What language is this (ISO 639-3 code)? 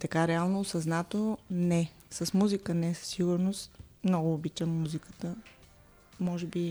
bul